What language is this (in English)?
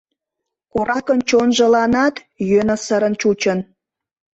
Mari